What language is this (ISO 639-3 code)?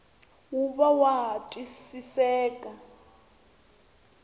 tso